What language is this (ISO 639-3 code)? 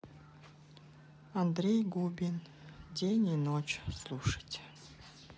rus